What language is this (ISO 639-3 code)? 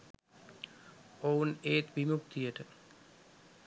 sin